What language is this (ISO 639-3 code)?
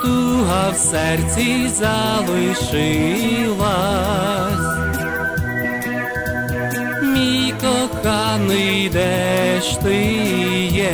ukr